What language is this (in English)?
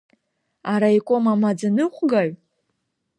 Abkhazian